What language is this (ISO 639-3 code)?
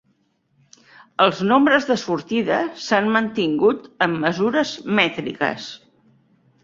cat